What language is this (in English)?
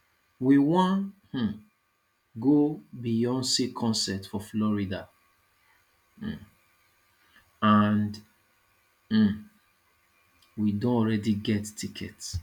Nigerian Pidgin